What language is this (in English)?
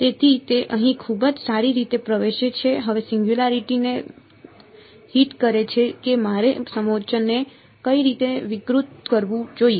Gujarati